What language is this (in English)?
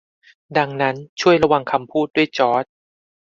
Thai